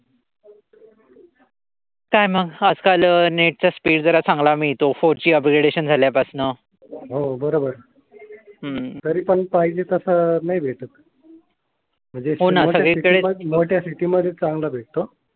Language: Marathi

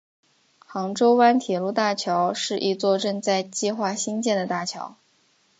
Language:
Chinese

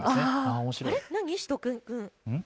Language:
Japanese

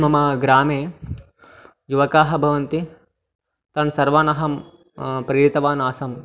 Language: Sanskrit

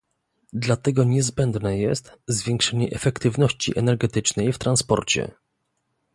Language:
Polish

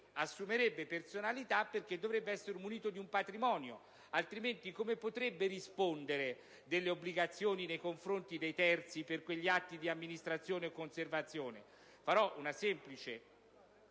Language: Italian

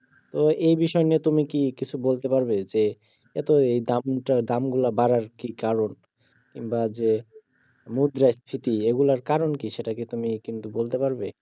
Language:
Bangla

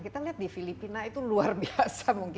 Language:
Indonesian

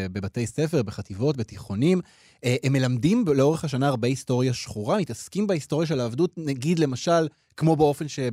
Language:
Hebrew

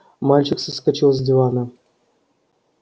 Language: Russian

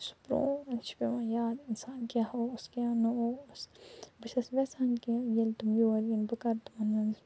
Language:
Kashmiri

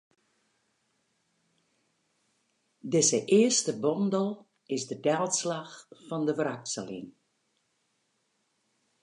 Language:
Western Frisian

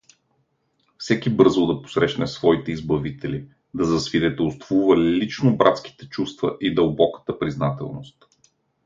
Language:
Bulgarian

